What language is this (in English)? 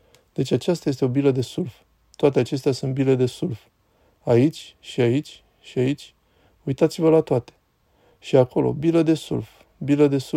Romanian